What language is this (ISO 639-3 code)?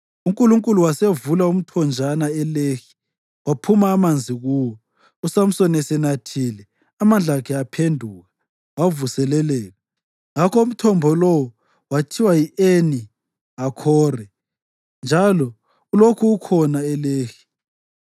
nde